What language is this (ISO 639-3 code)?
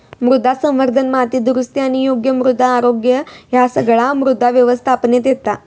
mar